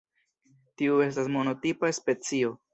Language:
Esperanto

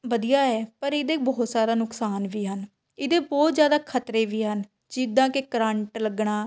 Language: Punjabi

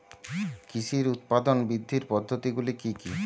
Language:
Bangla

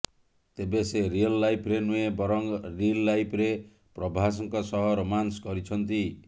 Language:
Odia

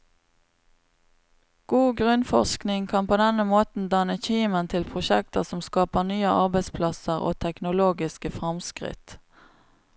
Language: Norwegian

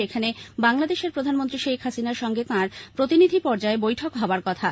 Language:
Bangla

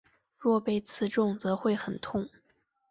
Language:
Chinese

